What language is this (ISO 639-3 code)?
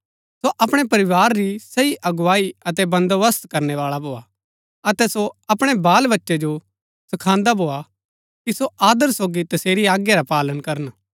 gbk